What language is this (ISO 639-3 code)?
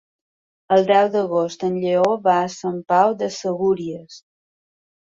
cat